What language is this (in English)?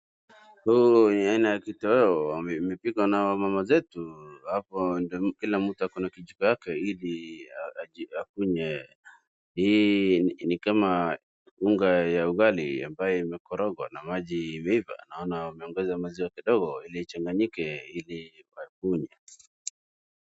Swahili